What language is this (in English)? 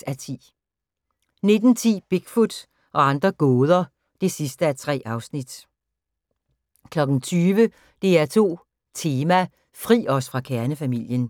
Danish